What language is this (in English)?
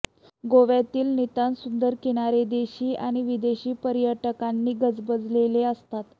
Marathi